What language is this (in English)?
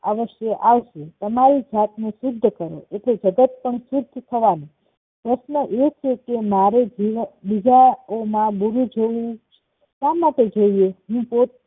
Gujarati